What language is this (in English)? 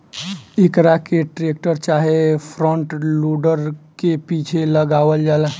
Bhojpuri